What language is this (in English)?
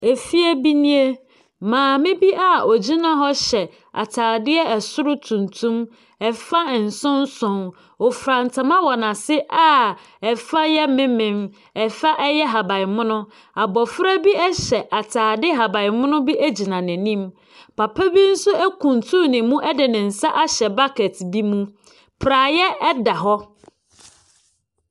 Akan